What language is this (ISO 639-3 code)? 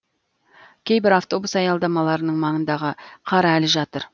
kaz